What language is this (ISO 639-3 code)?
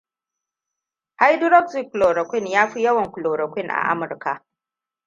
hau